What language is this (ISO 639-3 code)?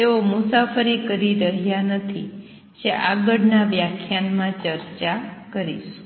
guj